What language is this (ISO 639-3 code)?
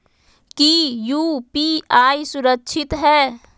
mag